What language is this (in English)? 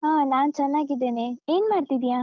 Kannada